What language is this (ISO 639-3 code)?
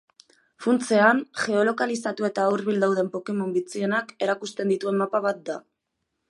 eus